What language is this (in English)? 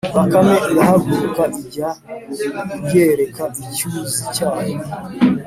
Kinyarwanda